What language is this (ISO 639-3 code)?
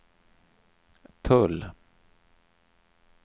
swe